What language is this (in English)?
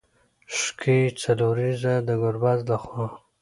Pashto